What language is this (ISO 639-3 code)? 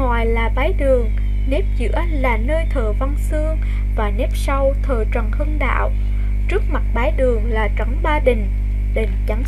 vie